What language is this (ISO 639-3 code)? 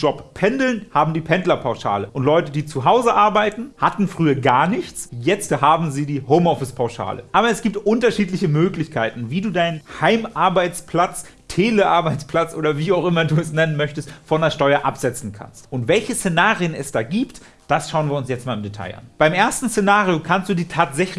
deu